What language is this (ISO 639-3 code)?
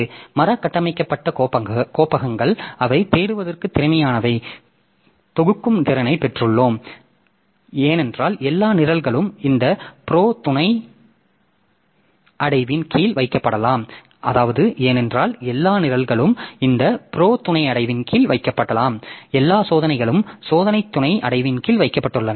tam